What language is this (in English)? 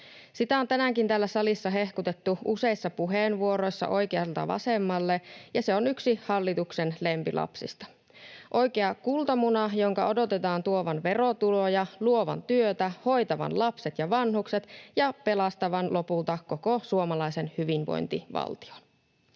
Finnish